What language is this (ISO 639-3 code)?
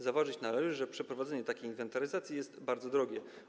pol